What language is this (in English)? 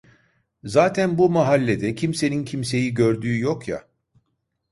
Turkish